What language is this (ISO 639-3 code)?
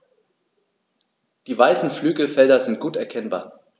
deu